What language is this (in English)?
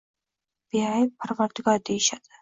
Uzbek